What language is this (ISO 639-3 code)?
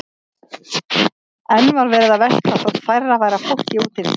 isl